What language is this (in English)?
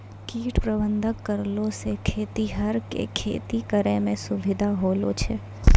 Maithili